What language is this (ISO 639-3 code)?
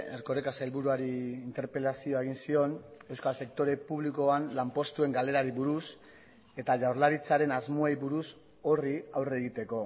eus